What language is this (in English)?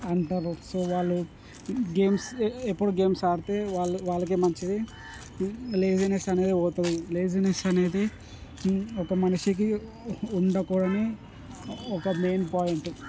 Telugu